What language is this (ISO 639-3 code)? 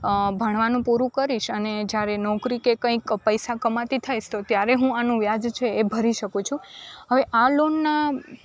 guj